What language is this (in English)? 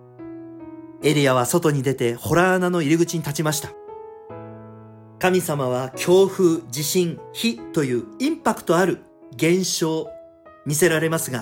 Japanese